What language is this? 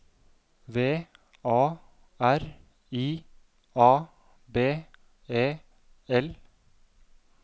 Norwegian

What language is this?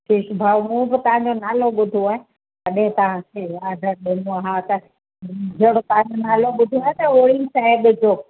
Sindhi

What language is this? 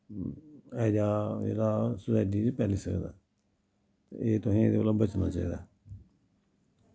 Dogri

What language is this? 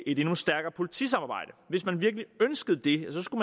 Danish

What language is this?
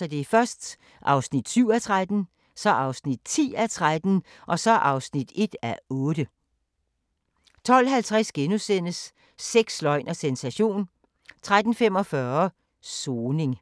Danish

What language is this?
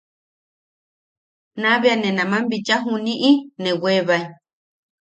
Yaqui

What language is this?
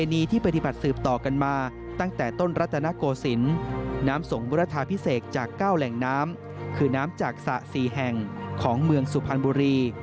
Thai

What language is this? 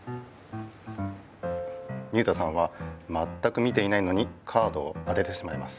Japanese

